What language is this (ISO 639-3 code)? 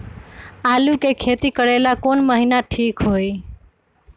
mag